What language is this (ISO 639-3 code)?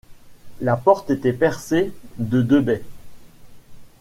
fra